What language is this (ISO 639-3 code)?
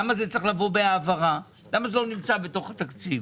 heb